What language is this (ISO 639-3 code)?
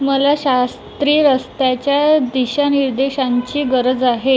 mar